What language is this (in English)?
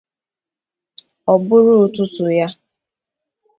Igbo